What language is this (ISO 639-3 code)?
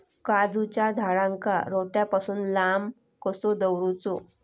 mar